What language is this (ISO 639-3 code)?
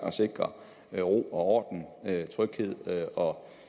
dan